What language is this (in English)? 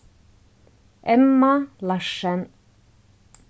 Faroese